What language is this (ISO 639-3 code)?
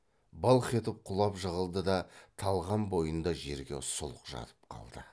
kaz